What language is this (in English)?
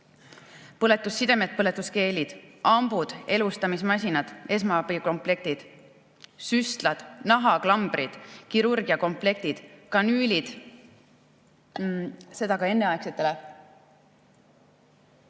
Estonian